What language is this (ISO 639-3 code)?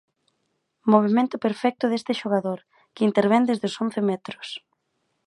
glg